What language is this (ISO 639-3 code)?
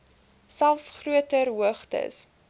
afr